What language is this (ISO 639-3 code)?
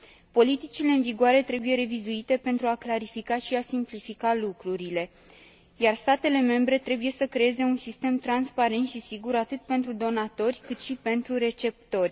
ron